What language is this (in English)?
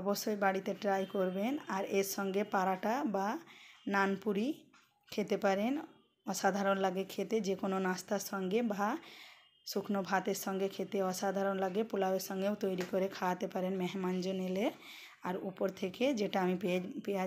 Hindi